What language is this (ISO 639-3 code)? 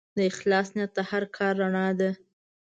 pus